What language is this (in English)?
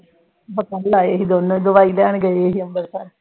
Punjabi